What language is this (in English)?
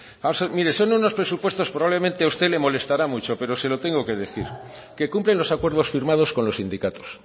Spanish